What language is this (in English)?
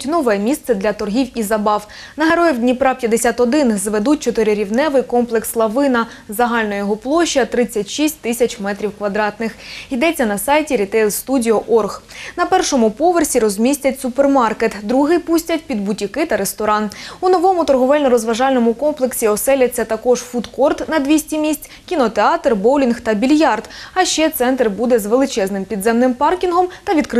Ukrainian